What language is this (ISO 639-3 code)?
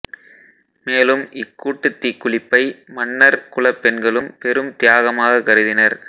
tam